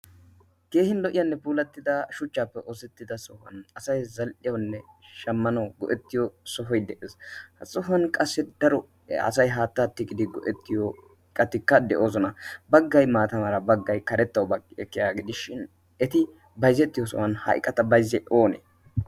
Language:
Wolaytta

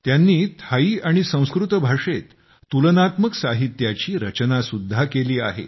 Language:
Marathi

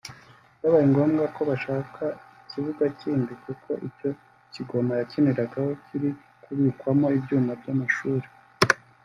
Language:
Kinyarwanda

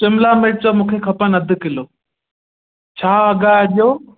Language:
Sindhi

